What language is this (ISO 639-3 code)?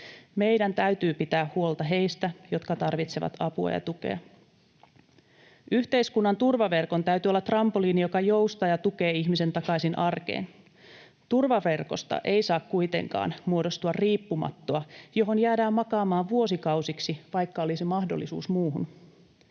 fin